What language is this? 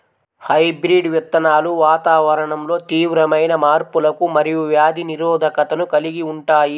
Telugu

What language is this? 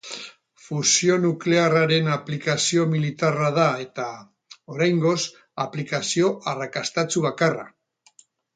Basque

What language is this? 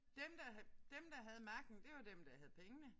Danish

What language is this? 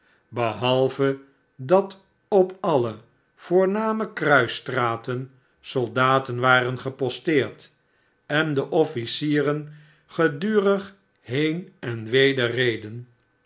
Dutch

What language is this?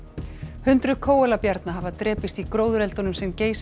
Icelandic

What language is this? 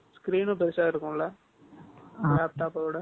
Tamil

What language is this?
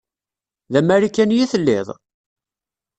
Kabyle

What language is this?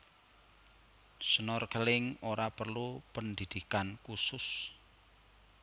Javanese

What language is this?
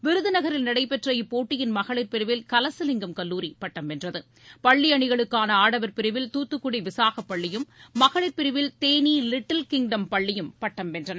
Tamil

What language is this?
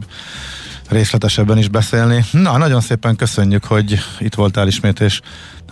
Hungarian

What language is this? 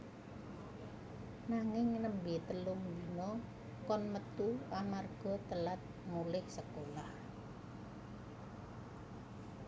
Javanese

